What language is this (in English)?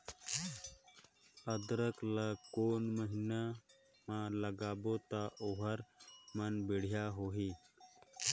Chhattisgarhi